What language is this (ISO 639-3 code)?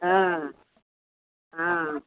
ori